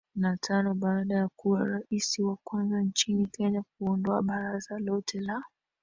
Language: Swahili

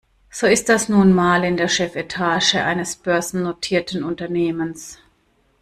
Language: German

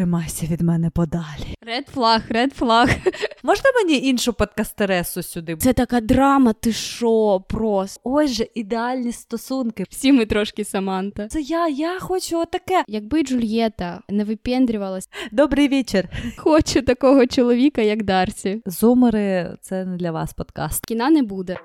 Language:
Ukrainian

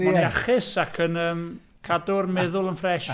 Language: Welsh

